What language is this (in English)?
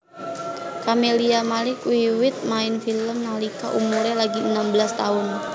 Javanese